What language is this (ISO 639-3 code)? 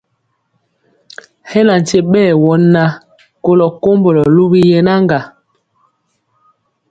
mcx